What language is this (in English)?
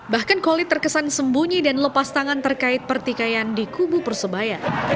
Indonesian